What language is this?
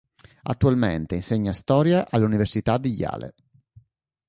Italian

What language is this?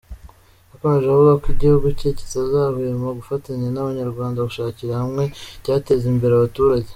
Kinyarwanda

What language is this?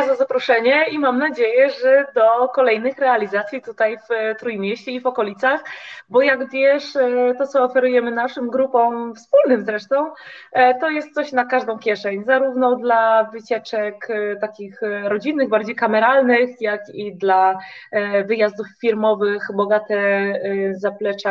Polish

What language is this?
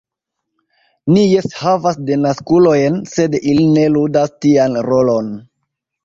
Esperanto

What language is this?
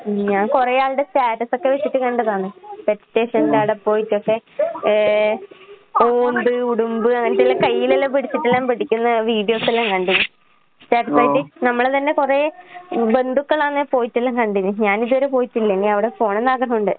Malayalam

